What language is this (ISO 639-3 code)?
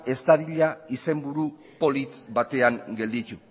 eus